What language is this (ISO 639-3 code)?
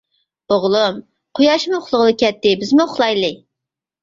uig